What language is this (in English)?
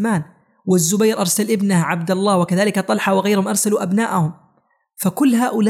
Arabic